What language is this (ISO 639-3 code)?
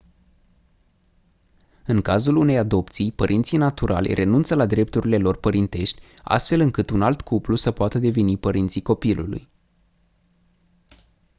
ron